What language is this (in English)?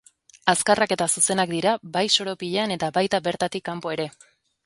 Basque